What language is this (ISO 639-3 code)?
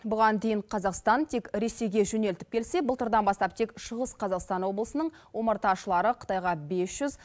kaz